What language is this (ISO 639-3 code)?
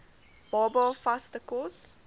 afr